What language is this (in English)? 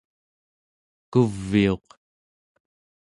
Central Yupik